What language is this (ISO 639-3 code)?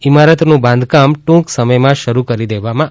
guj